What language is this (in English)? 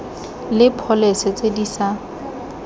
Tswana